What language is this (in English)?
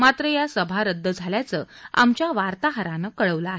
Marathi